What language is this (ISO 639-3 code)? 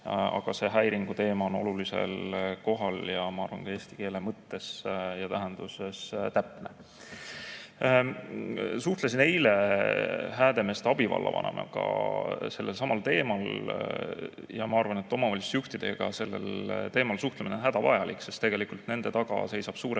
est